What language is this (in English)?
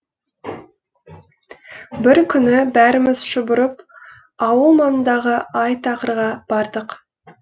Kazakh